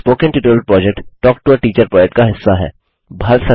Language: Hindi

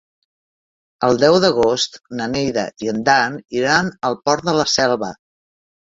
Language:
Catalan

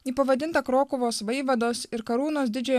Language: Lithuanian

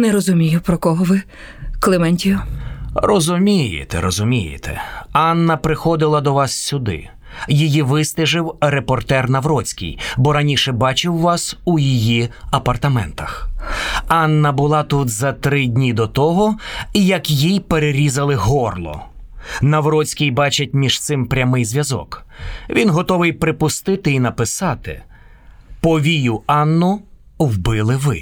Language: Ukrainian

